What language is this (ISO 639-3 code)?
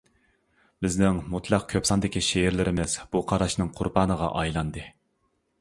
uig